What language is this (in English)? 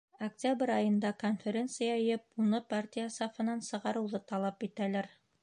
Bashkir